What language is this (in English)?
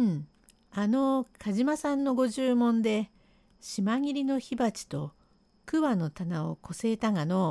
Japanese